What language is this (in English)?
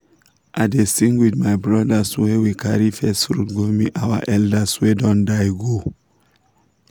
Nigerian Pidgin